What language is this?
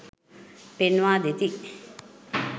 Sinhala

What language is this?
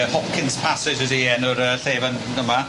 Welsh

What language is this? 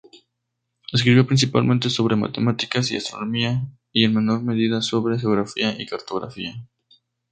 Spanish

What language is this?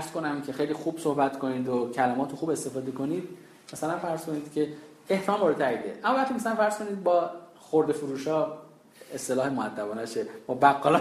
Persian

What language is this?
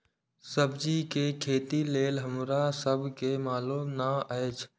Maithili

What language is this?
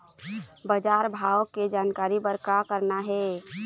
Chhattisgarhi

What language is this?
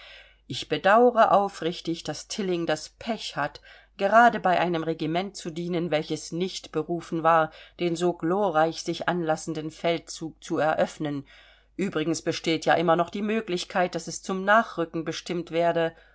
German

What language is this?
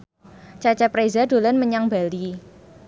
Javanese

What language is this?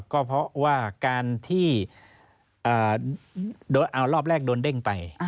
Thai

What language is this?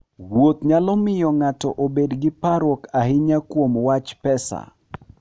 Luo (Kenya and Tanzania)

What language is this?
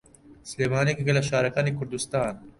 Central Kurdish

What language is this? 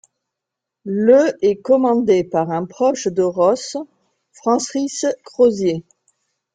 French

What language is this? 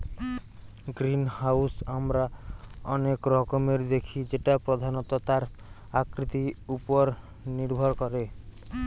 Bangla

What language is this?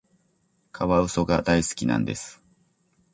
Japanese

